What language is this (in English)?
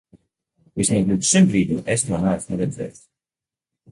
Latvian